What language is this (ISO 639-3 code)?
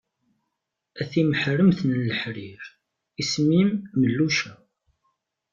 kab